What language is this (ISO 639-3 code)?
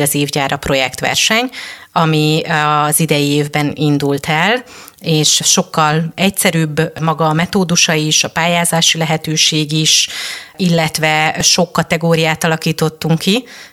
hun